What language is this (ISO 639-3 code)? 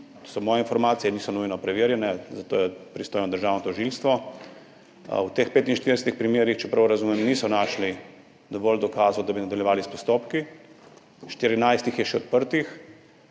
slv